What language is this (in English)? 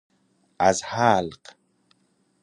Persian